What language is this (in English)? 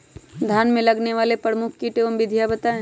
Magahi